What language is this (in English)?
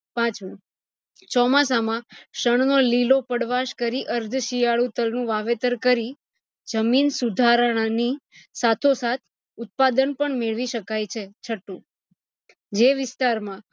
Gujarati